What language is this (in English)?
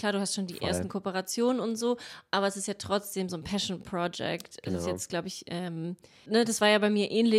German